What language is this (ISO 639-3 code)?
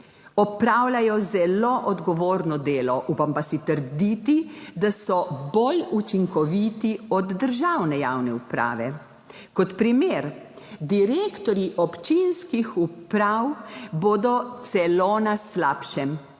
slv